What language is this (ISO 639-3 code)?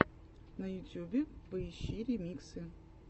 rus